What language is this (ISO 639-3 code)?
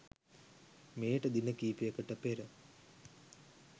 sin